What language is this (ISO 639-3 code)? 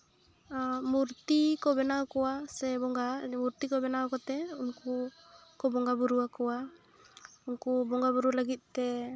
sat